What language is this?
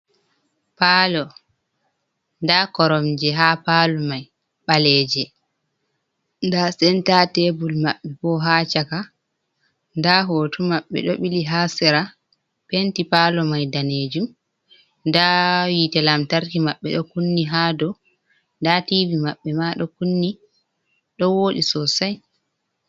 Fula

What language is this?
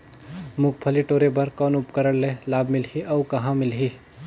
Chhattisgarhi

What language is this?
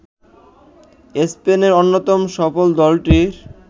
Bangla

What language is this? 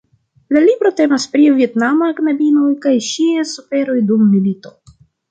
Esperanto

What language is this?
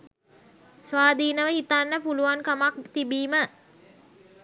Sinhala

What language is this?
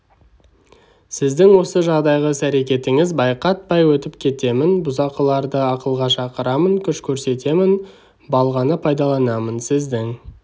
Kazakh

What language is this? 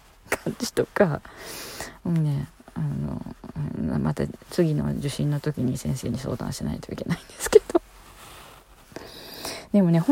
Japanese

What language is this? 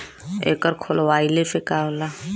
Bhojpuri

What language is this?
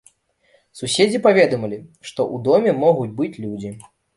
Belarusian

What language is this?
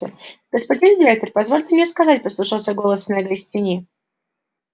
Russian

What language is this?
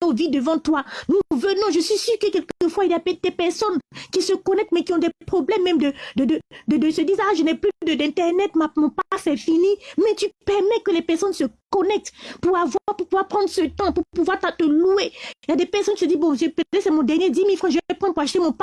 French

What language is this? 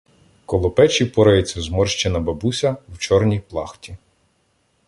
Ukrainian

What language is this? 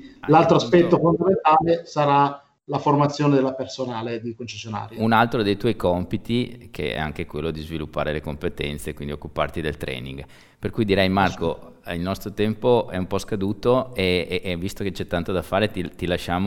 Italian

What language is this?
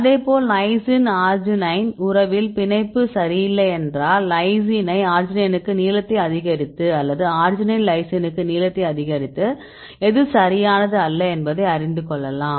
Tamil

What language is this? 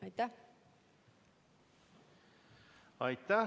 Estonian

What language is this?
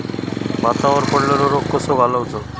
Marathi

